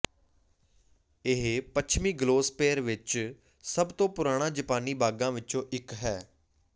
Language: Punjabi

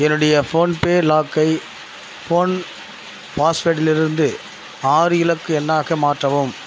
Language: Tamil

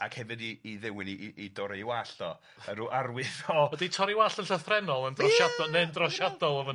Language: Welsh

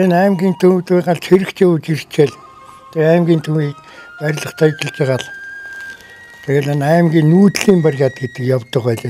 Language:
Turkish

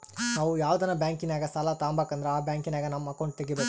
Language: Kannada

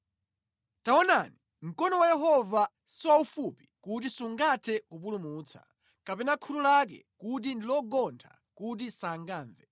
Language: Nyanja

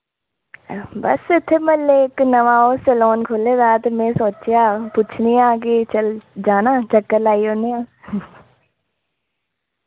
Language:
Dogri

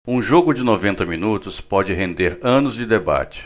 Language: Portuguese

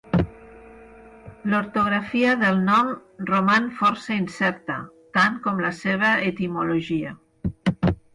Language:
Catalan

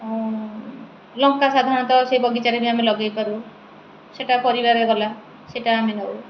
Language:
Odia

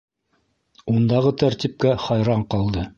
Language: Bashkir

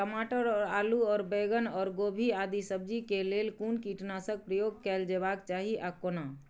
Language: Maithili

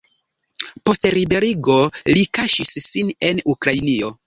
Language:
Esperanto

